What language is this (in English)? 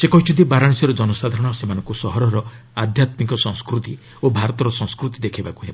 Odia